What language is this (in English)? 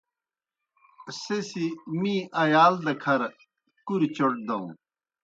Kohistani Shina